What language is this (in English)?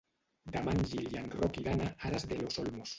Catalan